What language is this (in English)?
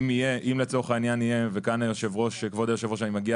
Hebrew